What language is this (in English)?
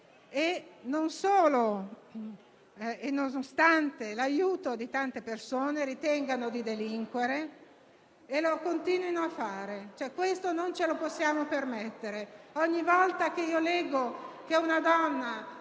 Italian